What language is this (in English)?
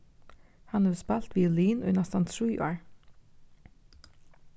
Faroese